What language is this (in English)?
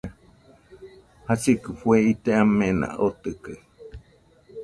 Nüpode Huitoto